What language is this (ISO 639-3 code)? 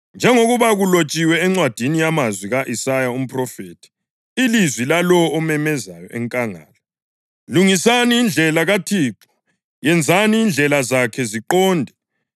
nde